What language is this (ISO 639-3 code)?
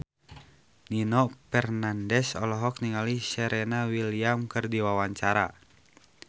sun